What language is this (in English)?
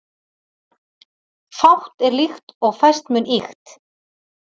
Icelandic